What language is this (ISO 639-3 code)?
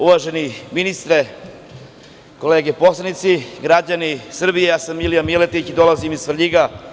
srp